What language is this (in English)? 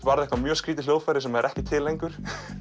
Icelandic